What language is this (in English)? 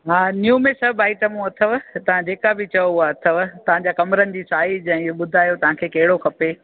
Sindhi